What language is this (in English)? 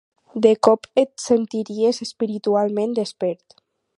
Catalan